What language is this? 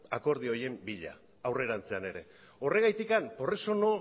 Basque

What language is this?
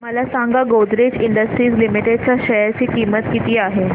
Marathi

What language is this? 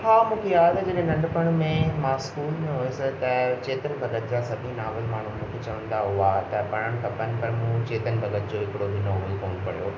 Sindhi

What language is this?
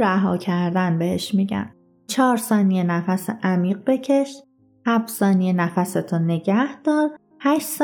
Persian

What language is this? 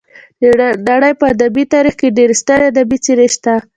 Pashto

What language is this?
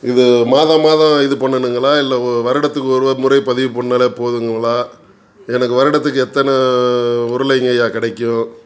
Tamil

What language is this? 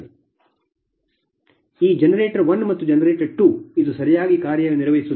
Kannada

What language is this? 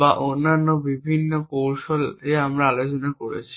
Bangla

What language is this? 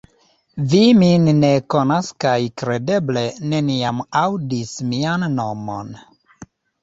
Esperanto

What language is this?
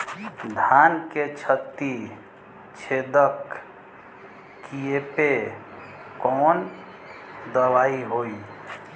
Bhojpuri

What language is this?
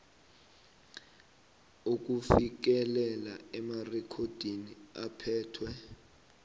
South Ndebele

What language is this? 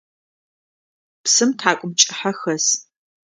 Adyghe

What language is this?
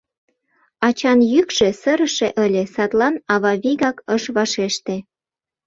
Mari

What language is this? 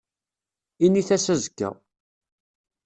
Kabyle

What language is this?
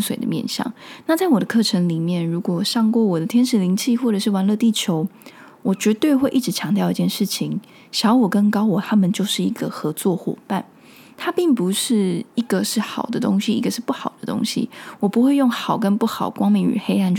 Chinese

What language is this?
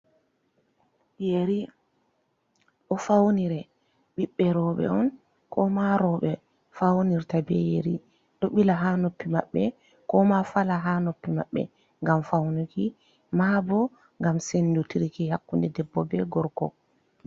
Fula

